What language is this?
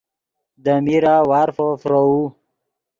Yidgha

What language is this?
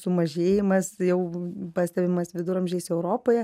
Lithuanian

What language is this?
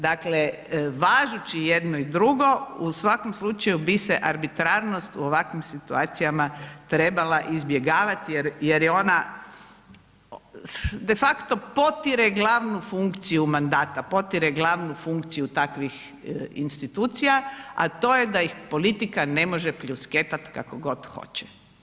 Croatian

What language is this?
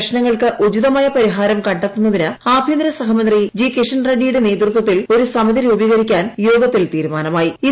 Malayalam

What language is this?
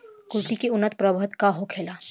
Bhojpuri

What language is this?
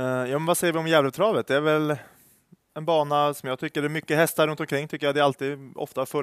Swedish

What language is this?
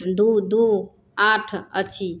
Maithili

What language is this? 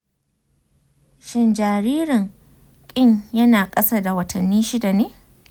Hausa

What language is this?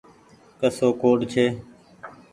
Goaria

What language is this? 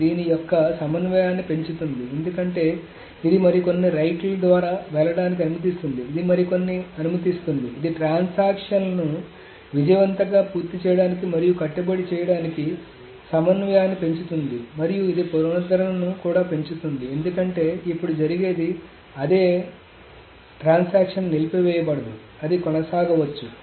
Telugu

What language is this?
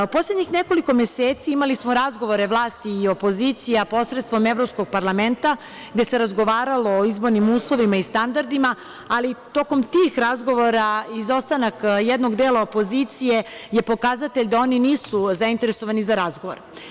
Serbian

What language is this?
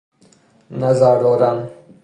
Persian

